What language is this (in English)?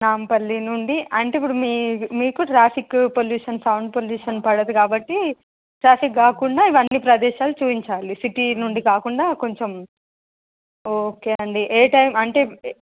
Telugu